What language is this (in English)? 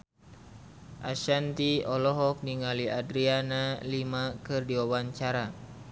Sundanese